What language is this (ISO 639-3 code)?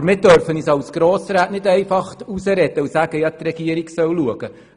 gsw